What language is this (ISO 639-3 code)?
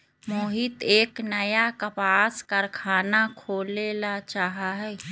mag